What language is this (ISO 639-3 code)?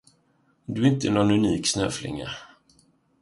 swe